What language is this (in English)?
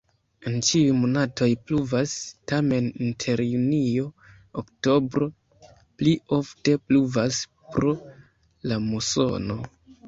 Esperanto